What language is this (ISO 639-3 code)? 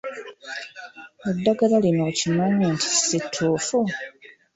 lug